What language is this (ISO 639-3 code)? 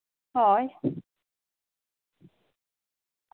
sat